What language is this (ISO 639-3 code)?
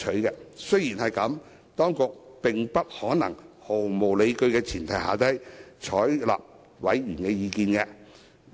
yue